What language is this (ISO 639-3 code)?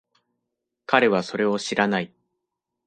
jpn